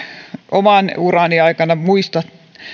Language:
Finnish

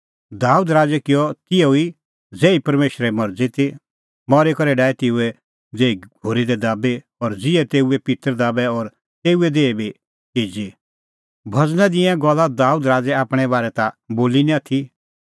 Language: Kullu Pahari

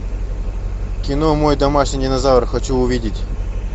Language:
Russian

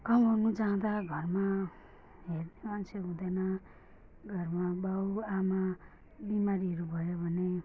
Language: Nepali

